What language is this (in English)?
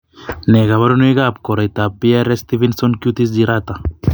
Kalenjin